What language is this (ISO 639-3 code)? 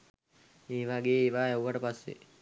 sin